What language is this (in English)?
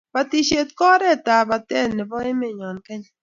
Kalenjin